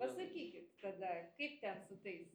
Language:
Lithuanian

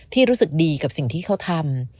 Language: Thai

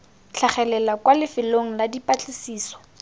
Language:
Tswana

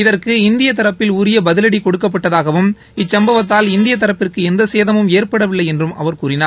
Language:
Tamil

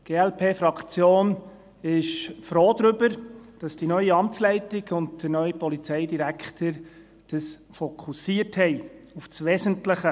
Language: Swiss German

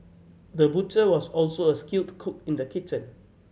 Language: English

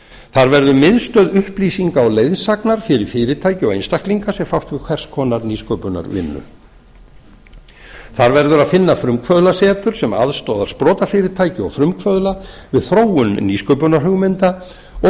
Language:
Icelandic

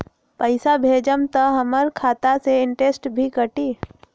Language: Magahi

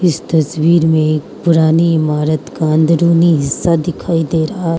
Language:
Hindi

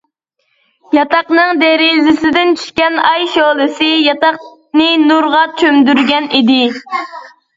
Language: Uyghur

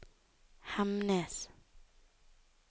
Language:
Norwegian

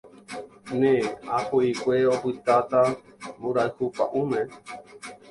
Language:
Guarani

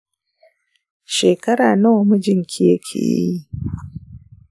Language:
Hausa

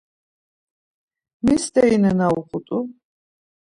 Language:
Laz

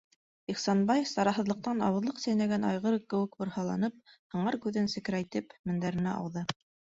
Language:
Bashkir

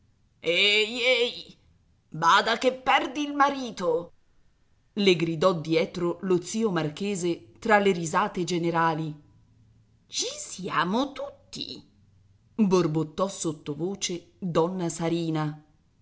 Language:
Italian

